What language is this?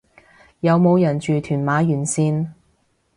Cantonese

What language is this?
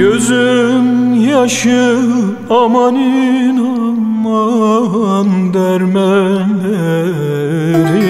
Romanian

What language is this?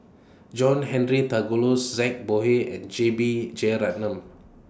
English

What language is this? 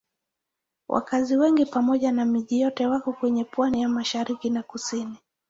Swahili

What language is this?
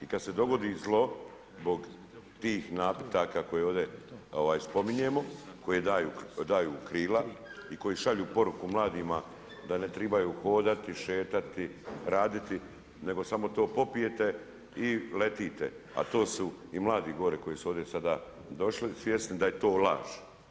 Croatian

